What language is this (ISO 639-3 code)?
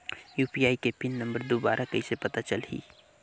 hne